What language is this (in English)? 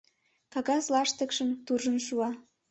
Mari